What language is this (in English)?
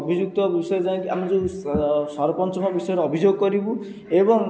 Odia